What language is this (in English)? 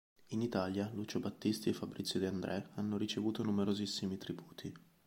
Italian